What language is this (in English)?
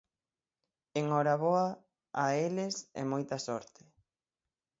Galician